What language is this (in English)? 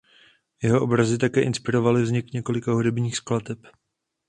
Czech